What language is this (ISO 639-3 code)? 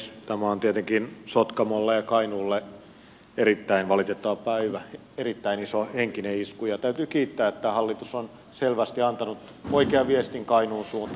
fin